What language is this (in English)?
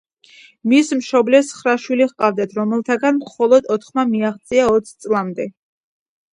Georgian